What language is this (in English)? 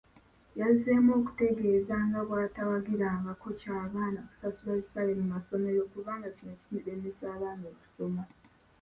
Ganda